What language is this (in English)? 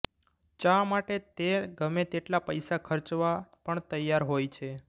Gujarati